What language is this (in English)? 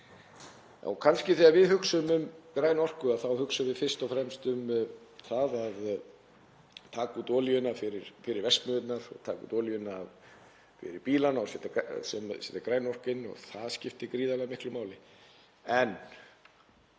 Icelandic